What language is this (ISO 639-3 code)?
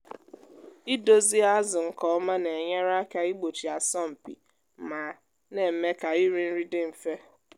ibo